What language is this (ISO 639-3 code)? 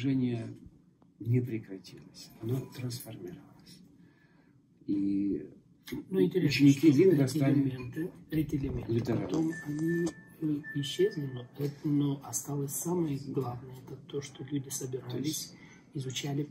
rus